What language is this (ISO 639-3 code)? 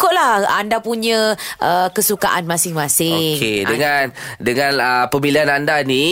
msa